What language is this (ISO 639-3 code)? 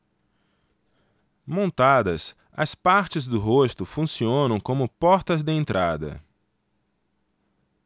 por